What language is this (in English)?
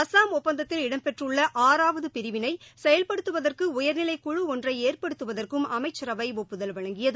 Tamil